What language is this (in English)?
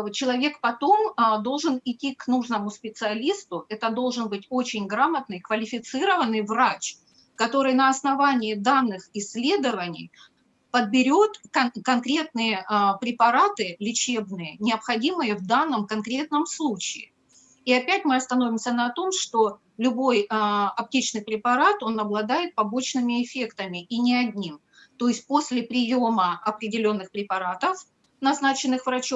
Russian